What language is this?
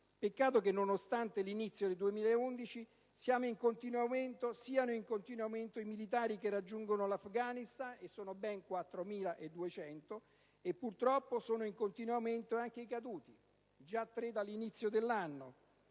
Italian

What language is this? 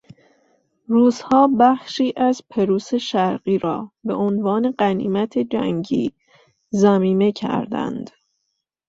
Persian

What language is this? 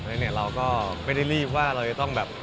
Thai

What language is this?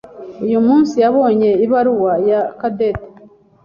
Kinyarwanda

